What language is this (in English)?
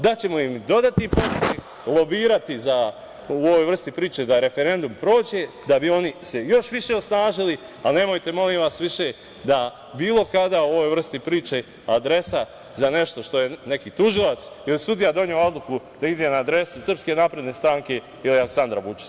Serbian